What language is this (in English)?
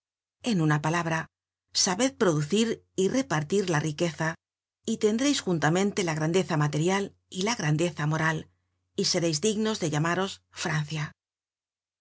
Spanish